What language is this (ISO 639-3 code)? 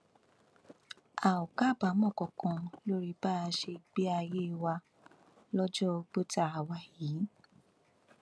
yor